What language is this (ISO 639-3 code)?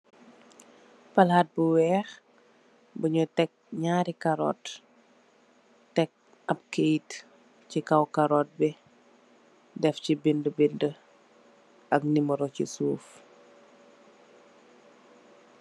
wol